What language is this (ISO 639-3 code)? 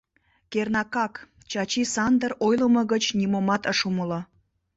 chm